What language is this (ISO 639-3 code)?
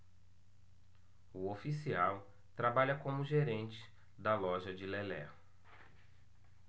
por